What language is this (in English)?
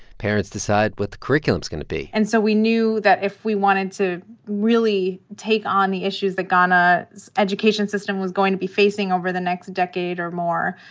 English